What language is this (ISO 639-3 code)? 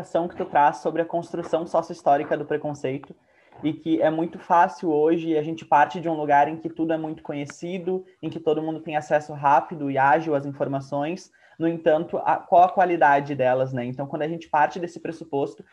por